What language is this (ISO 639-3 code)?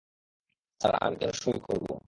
ben